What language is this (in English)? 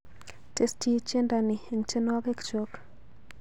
Kalenjin